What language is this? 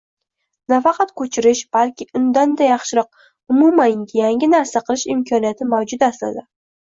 Uzbek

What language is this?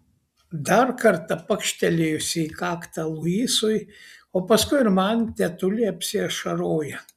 Lithuanian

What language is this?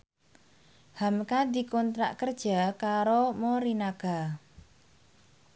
Javanese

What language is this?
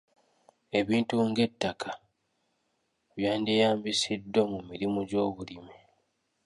Ganda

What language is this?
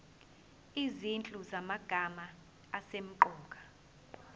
Zulu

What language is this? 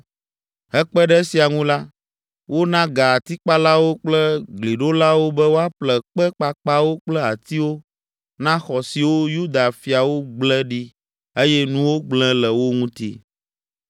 Ewe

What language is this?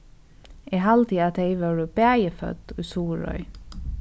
Faroese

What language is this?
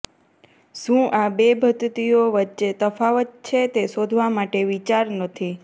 Gujarati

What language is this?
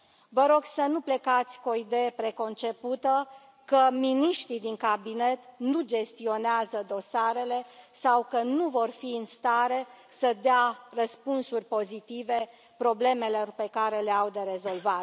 Romanian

